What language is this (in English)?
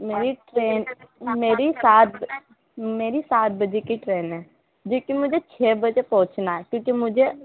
Urdu